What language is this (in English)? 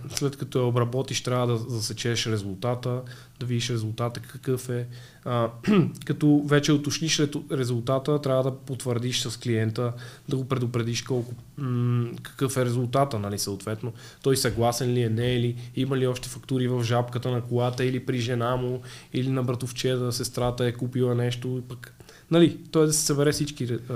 Bulgarian